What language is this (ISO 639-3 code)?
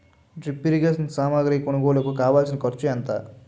tel